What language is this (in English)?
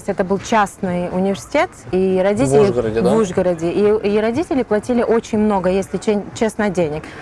Russian